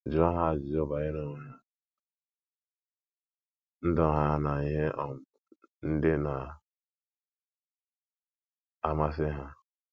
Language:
Igbo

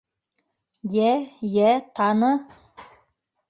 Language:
Bashkir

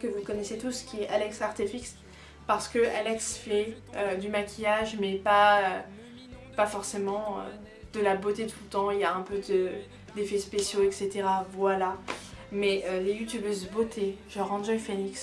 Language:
French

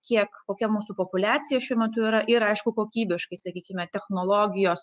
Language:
Lithuanian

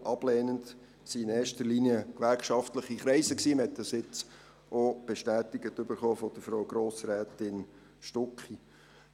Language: Swiss German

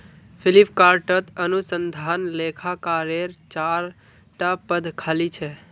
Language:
Magahi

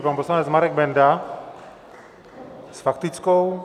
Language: Czech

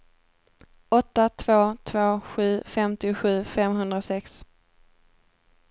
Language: Swedish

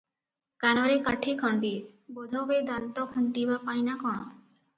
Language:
Odia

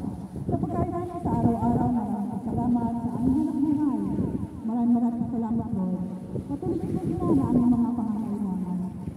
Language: Arabic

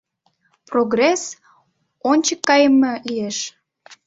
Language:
Mari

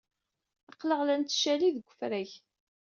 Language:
Kabyle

